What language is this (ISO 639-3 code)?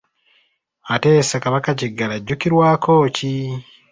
lug